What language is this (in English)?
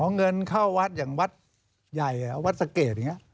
Thai